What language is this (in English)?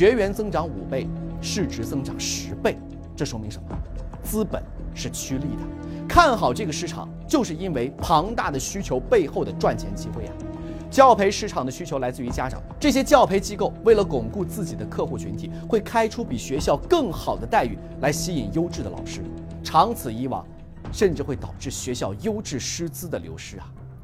Chinese